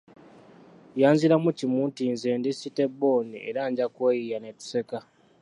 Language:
Ganda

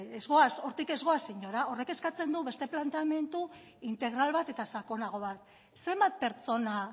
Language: Basque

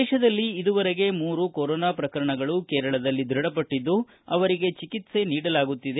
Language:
Kannada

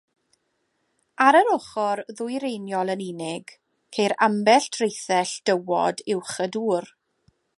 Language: Welsh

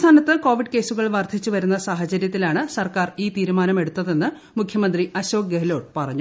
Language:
Malayalam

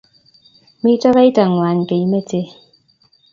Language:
Kalenjin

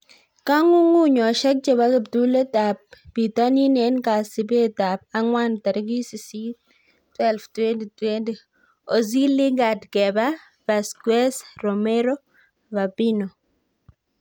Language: Kalenjin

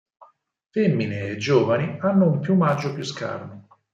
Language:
Italian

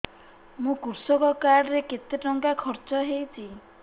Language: Odia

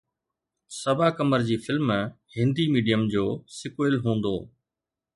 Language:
Sindhi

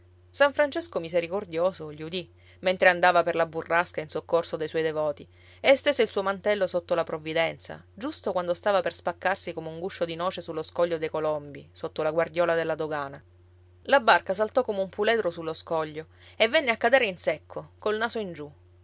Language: Italian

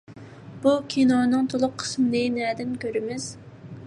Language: Uyghur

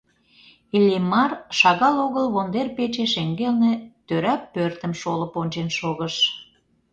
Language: Mari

